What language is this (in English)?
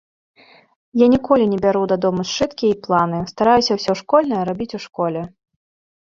Belarusian